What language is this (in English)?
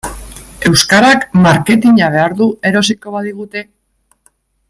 Basque